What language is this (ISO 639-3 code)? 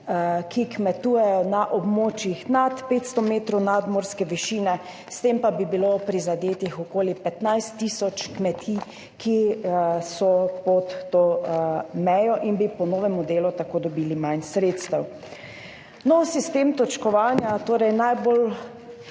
slv